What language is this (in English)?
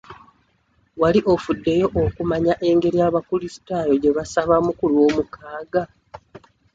Ganda